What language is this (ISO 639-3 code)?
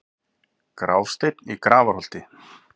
isl